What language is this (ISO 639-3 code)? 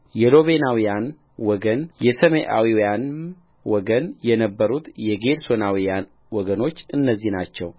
amh